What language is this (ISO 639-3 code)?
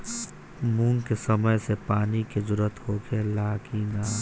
bho